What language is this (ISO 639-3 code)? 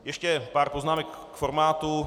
ces